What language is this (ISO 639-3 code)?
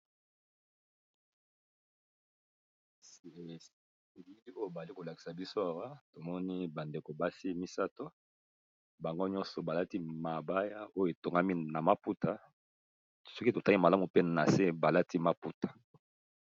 lin